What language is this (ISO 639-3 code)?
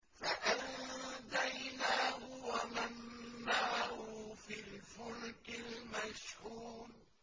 ara